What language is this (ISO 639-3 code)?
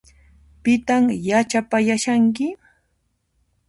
qxp